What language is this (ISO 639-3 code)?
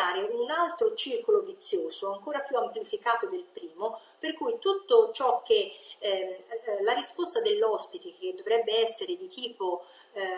ita